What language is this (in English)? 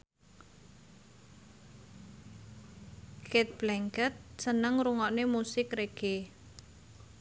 Javanese